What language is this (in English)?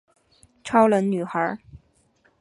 Chinese